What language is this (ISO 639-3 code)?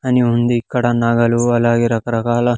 tel